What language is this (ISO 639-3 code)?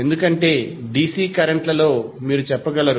tel